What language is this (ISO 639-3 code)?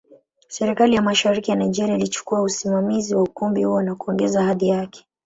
swa